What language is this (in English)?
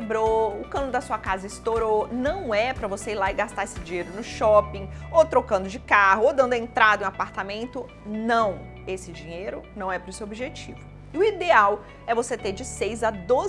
Portuguese